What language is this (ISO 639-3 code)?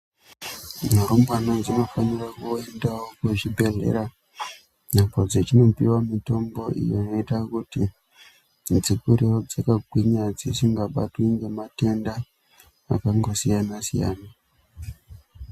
ndc